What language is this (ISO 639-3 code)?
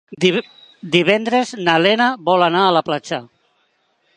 cat